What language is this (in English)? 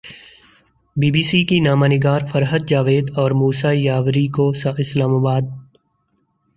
Urdu